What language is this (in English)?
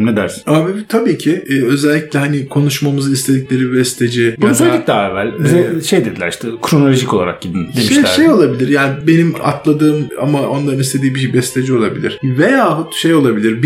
Turkish